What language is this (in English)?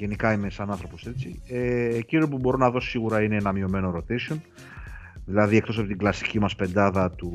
Greek